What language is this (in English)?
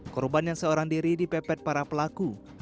Indonesian